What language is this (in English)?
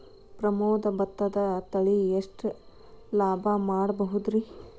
Kannada